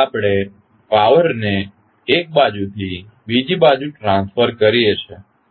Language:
Gujarati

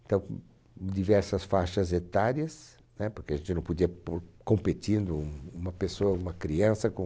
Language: Portuguese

